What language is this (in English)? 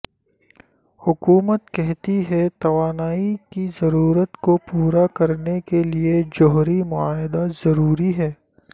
Urdu